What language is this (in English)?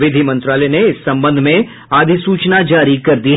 Hindi